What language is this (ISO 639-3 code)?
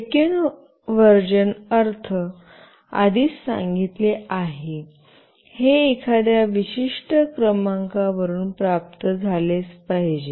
mar